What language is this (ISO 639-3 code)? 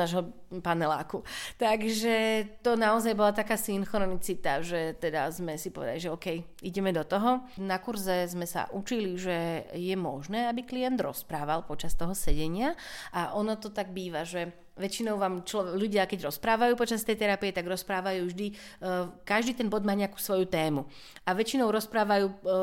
slk